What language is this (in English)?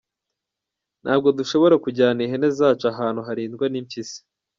Kinyarwanda